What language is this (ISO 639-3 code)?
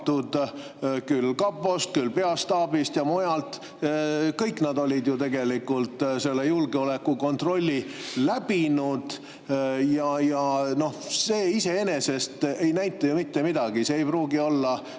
est